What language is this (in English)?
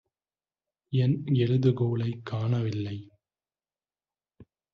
Tamil